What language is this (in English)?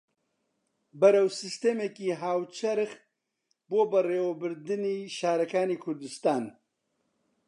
Central Kurdish